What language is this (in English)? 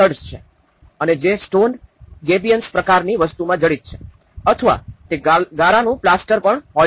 Gujarati